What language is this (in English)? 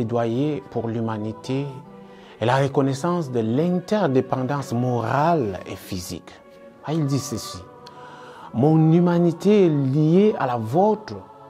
French